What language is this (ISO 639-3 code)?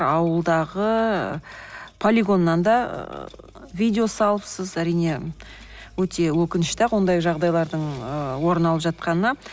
kaz